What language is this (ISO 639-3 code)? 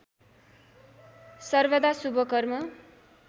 nep